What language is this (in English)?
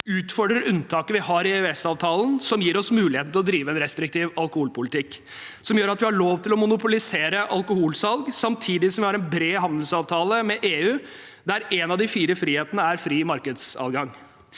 Norwegian